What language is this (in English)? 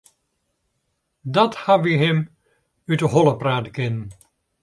Western Frisian